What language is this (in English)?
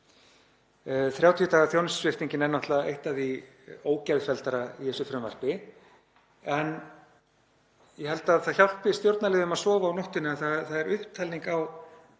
Icelandic